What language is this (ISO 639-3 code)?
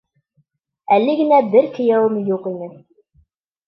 bak